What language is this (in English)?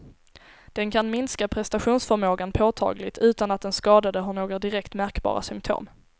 Swedish